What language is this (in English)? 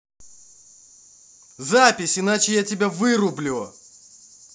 Russian